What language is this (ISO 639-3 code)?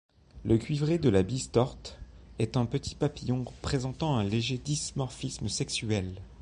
fra